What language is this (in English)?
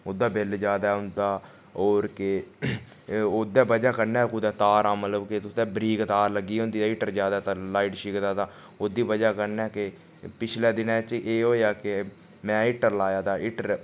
Dogri